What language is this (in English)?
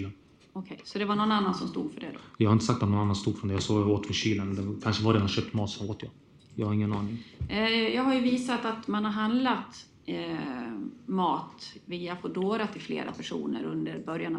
Swedish